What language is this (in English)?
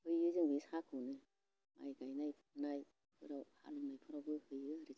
Bodo